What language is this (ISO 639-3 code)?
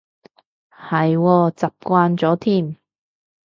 yue